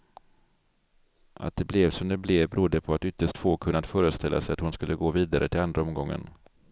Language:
Swedish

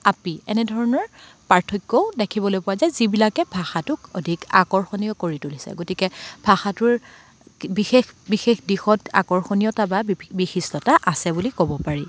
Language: Assamese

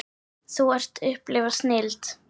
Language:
Icelandic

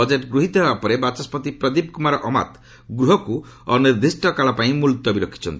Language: Odia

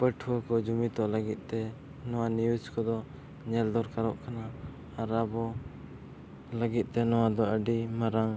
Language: Santali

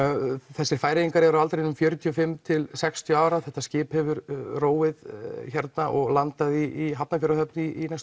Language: Icelandic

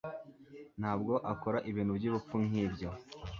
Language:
Kinyarwanda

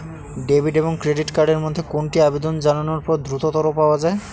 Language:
Bangla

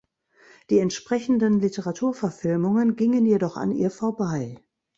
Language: German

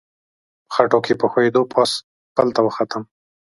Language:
Pashto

